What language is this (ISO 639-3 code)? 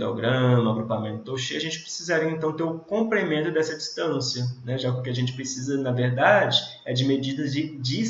por